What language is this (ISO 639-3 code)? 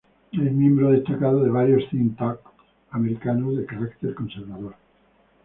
spa